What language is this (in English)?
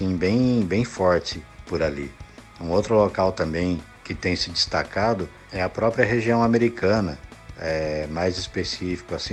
Portuguese